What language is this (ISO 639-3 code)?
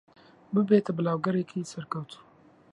ckb